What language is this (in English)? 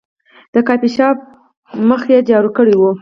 Pashto